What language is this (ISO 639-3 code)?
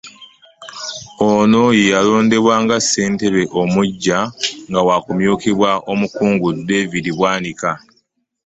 lug